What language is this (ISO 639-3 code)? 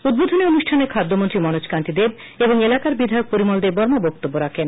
ben